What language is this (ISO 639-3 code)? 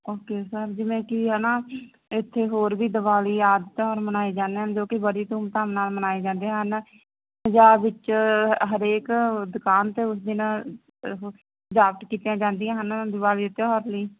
pan